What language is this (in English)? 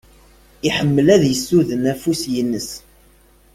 Kabyle